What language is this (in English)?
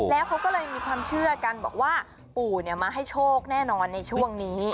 Thai